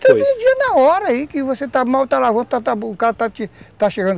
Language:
Portuguese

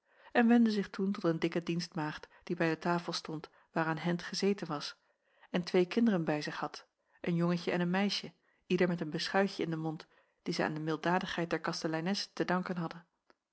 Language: Dutch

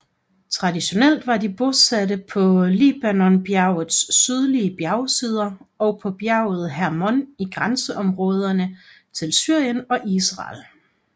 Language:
Danish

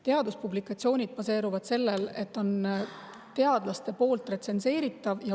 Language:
Estonian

